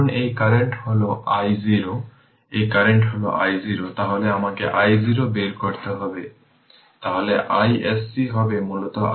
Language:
Bangla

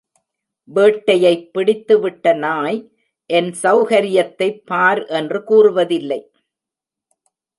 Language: Tamil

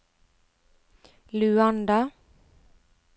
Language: Norwegian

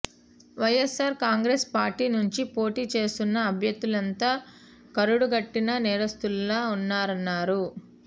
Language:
Telugu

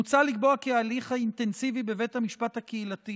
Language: Hebrew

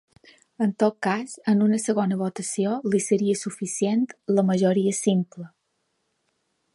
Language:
Catalan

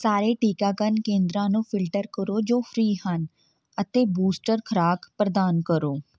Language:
Punjabi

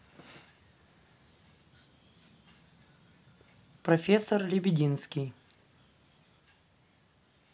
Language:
Russian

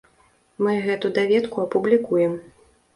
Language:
Belarusian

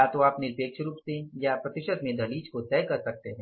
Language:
Hindi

